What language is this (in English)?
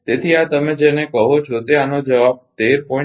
Gujarati